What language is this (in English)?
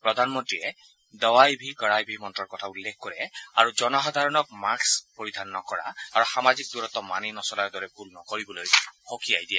Assamese